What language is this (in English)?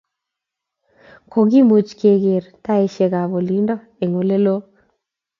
Kalenjin